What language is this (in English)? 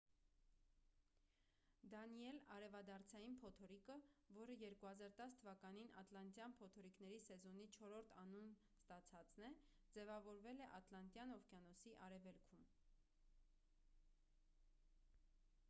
Armenian